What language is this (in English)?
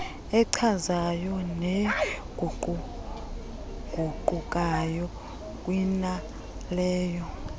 Xhosa